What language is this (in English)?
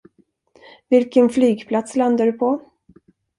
Swedish